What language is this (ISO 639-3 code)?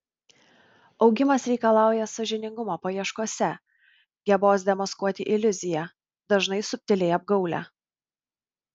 lit